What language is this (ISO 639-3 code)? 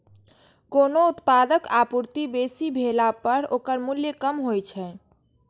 mai